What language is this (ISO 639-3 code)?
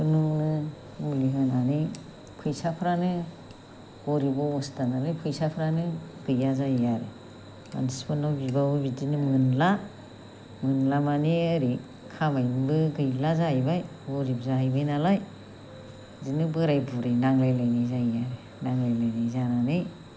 brx